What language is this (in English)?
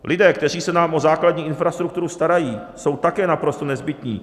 Czech